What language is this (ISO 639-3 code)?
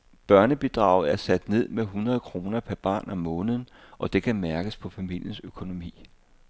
dan